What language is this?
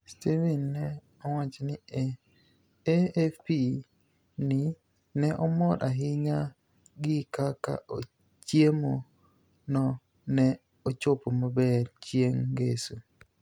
Luo (Kenya and Tanzania)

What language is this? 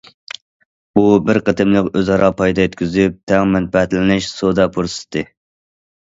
Uyghur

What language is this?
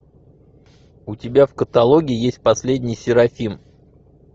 Russian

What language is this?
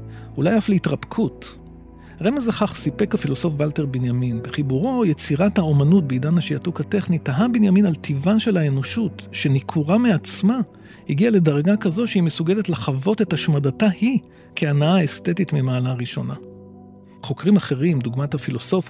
Hebrew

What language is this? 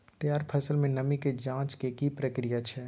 Maithili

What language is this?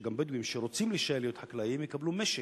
Hebrew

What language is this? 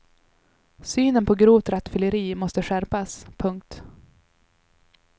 Swedish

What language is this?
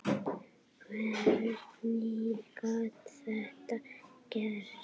Icelandic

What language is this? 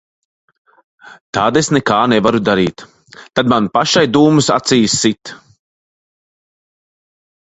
Latvian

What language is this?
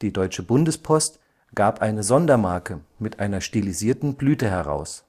German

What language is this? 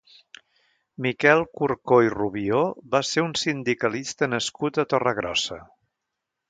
Catalan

